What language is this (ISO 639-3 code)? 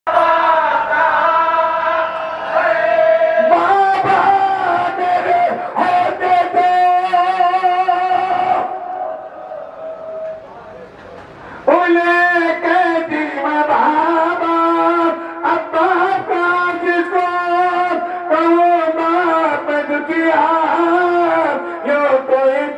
ara